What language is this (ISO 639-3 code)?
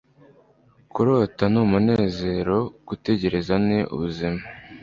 kin